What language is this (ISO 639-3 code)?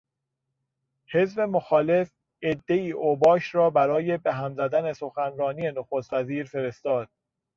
fas